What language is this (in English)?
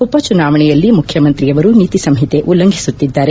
Kannada